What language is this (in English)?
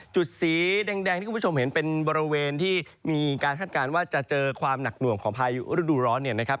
Thai